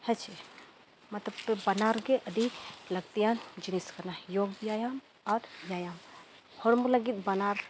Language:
Santali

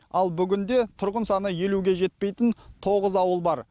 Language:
Kazakh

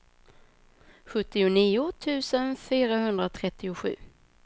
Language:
Swedish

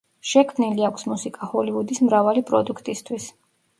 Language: Georgian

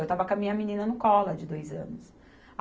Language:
Portuguese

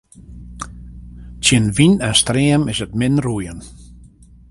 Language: Western Frisian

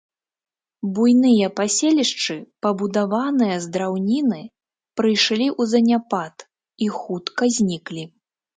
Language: Belarusian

